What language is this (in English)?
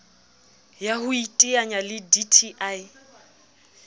Southern Sotho